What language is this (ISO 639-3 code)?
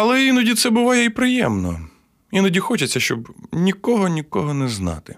ukr